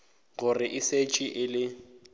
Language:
Northern Sotho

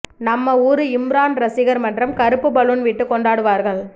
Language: Tamil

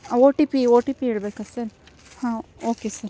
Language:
Kannada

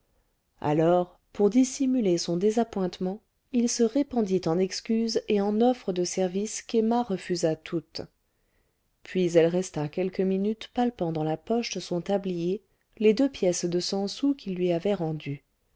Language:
French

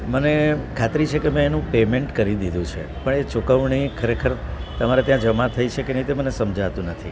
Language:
Gujarati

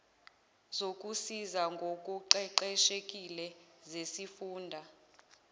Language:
Zulu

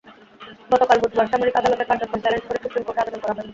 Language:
Bangla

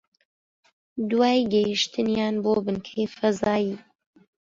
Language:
Central Kurdish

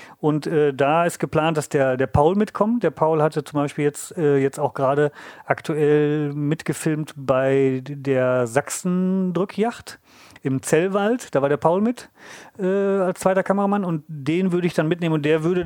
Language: German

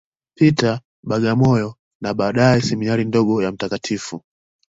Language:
Swahili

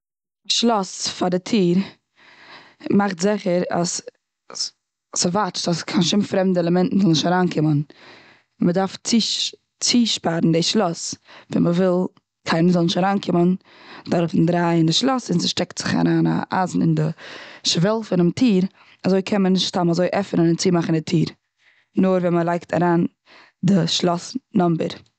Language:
Yiddish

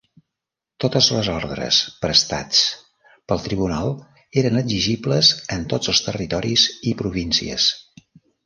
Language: Catalan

